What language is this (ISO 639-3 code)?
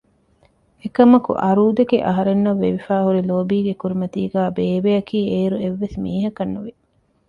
div